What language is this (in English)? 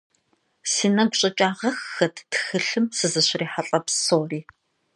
Kabardian